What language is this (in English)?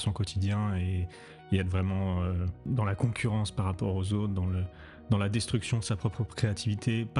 French